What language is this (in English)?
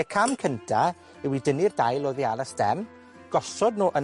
Welsh